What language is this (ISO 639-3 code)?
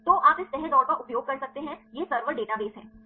hin